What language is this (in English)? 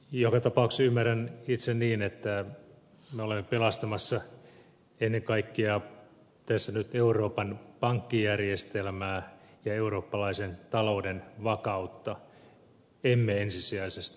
Finnish